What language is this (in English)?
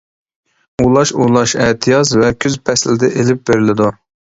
Uyghur